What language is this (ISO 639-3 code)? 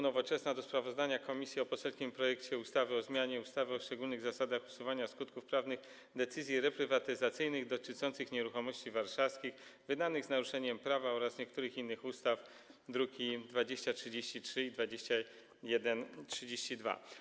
pol